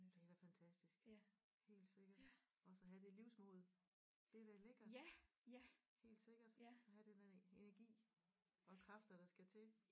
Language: Danish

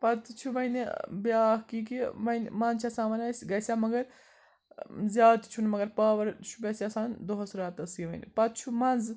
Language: Kashmiri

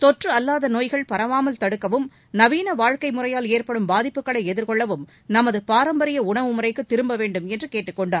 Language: Tamil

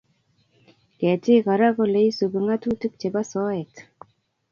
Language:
Kalenjin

